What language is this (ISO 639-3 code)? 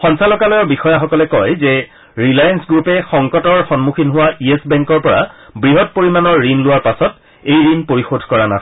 asm